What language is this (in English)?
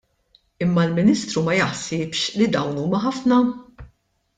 Maltese